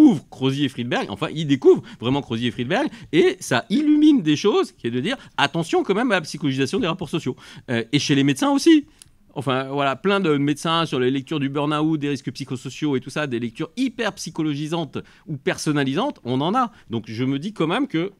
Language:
French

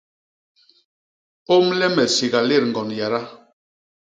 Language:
Basaa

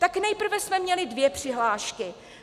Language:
Czech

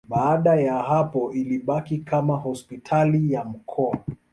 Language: Swahili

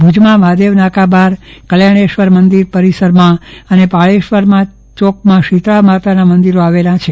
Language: Gujarati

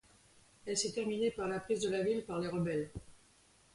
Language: French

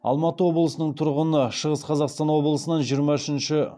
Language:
Kazakh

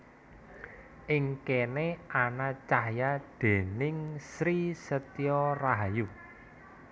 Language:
Javanese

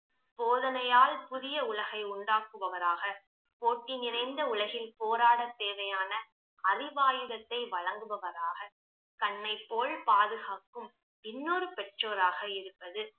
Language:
Tamil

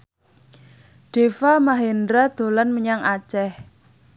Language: Javanese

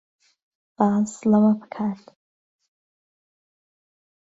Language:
Central Kurdish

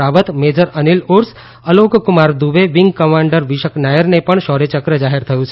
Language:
Gujarati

